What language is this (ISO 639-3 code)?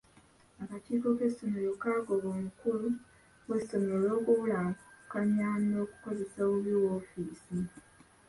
lug